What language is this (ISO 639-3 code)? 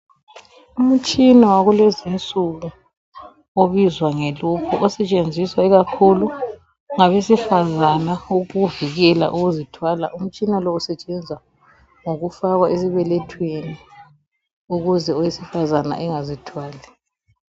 nde